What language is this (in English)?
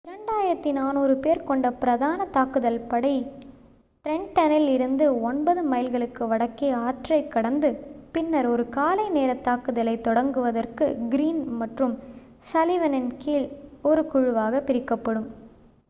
Tamil